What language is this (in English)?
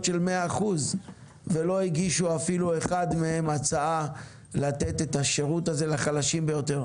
Hebrew